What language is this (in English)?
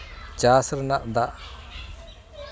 Santali